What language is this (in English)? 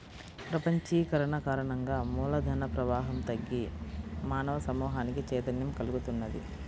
Telugu